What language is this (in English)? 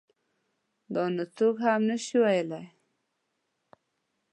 Pashto